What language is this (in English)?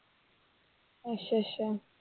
Punjabi